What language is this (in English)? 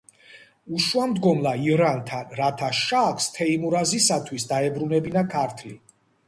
Georgian